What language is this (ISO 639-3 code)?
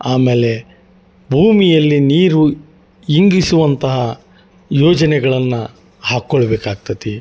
kan